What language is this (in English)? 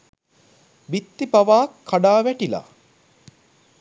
Sinhala